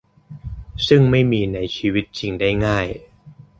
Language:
Thai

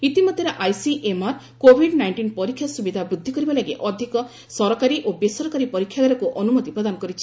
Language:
Odia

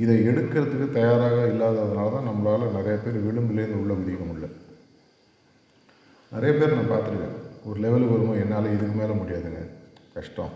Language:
Tamil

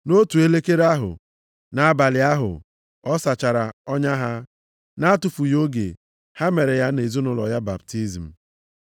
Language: Igbo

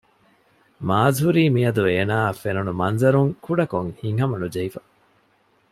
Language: Divehi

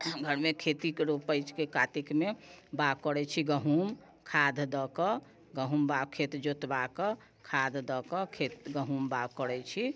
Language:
Maithili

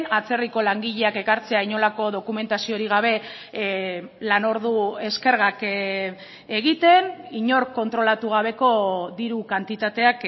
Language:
Basque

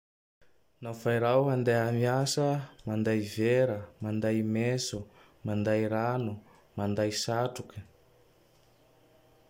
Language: Tandroy-Mahafaly Malagasy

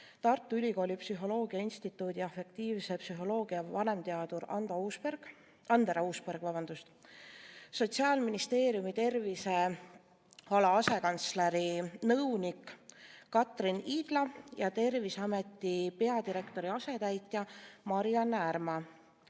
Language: Estonian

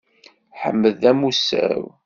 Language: Kabyle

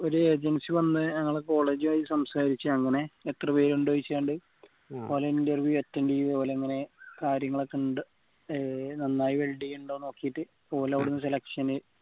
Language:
Malayalam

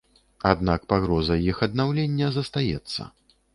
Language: Belarusian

